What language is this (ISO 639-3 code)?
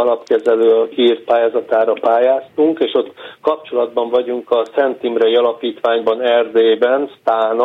hun